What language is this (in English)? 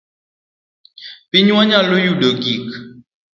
Luo (Kenya and Tanzania)